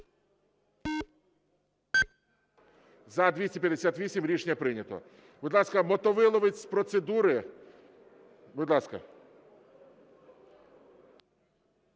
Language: Ukrainian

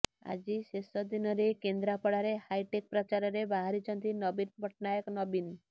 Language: Odia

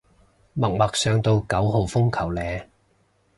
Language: Cantonese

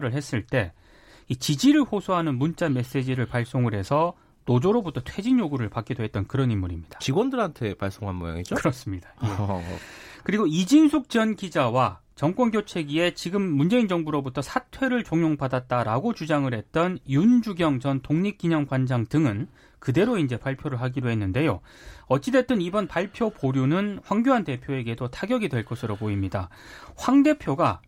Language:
Korean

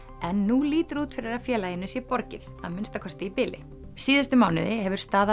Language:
Icelandic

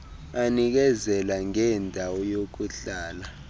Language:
Xhosa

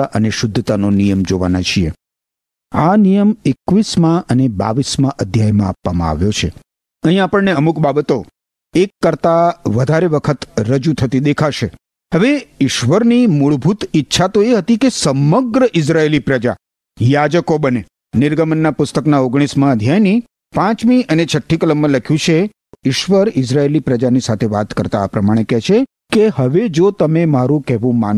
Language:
Gujarati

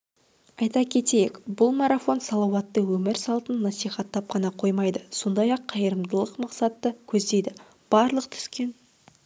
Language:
Kazakh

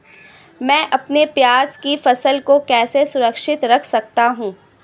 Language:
Hindi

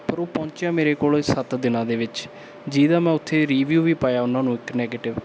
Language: Punjabi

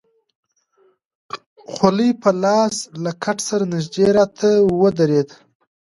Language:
Pashto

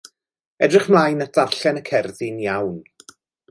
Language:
Welsh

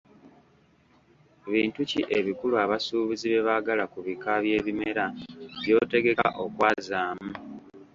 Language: Ganda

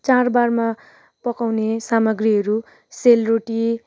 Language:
Nepali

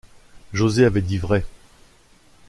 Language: French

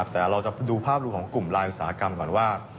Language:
Thai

